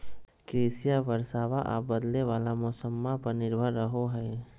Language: Magahi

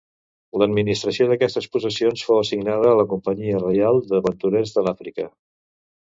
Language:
Catalan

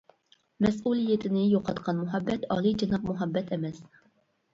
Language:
Uyghur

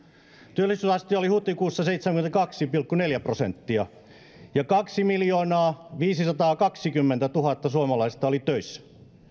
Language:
Finnish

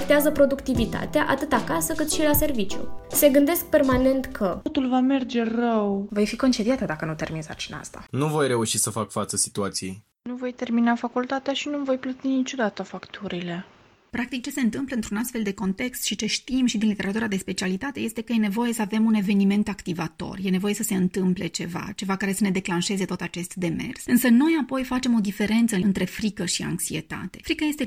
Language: Romanian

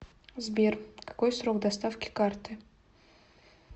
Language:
Russian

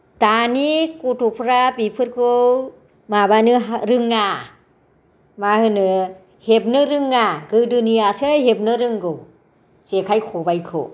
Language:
Bodo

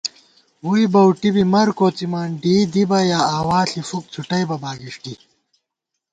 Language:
Gawar-Bati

